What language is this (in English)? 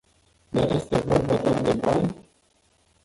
Romanian